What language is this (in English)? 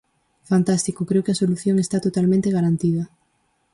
Galician